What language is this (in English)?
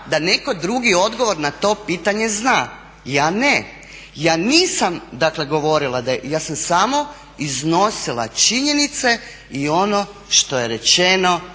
Croatian